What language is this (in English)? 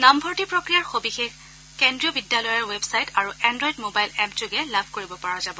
Assamese